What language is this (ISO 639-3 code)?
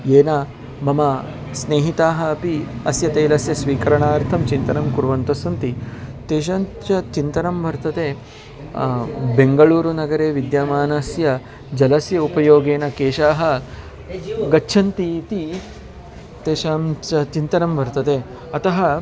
san